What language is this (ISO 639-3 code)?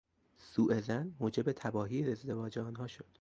fas